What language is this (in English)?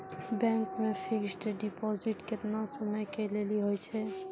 Maithili